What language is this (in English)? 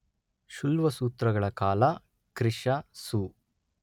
Kannada